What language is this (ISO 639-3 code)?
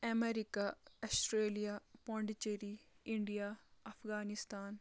kas